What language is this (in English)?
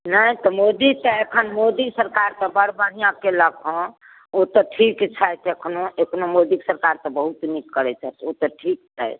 Maithili